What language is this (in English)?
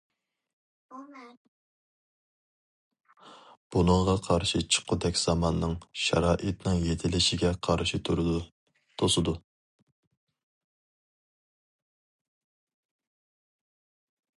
Uyghur